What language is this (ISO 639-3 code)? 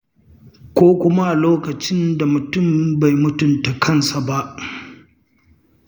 hau